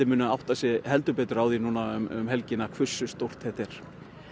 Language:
Icelandic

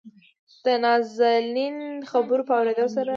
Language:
Pashto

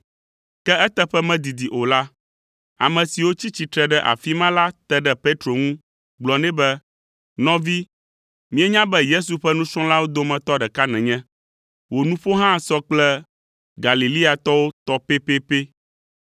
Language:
Ewe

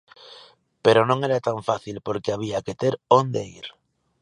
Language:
Galician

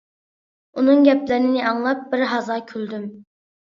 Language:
Uyghur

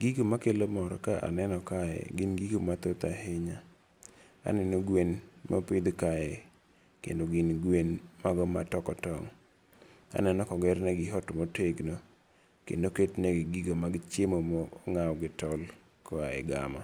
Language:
Luo (Kenya and Tanzania)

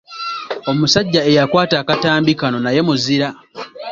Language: Ganda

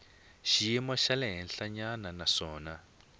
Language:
Tsonga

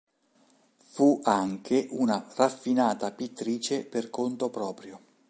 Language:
Italian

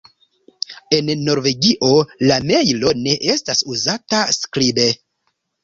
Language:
Esperanto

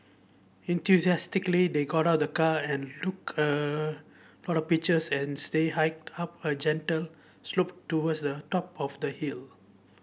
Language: English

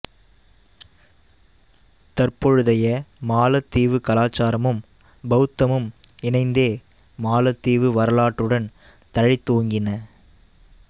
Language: Tamil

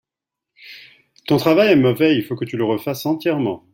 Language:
French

